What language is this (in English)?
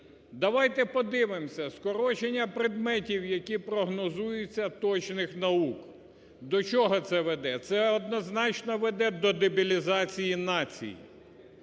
Ukrainian